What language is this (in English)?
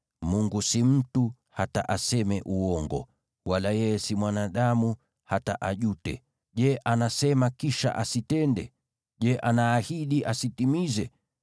Swahili